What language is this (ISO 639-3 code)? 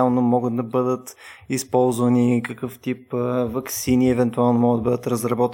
bul